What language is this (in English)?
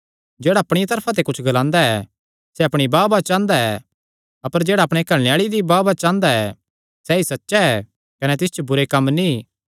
Kangri